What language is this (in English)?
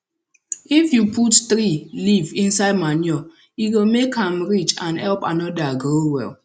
Nigerian Pidgin